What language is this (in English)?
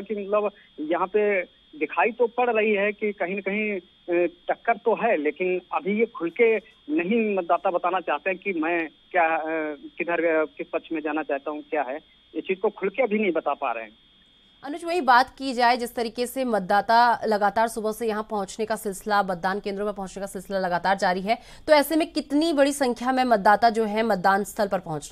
Hindi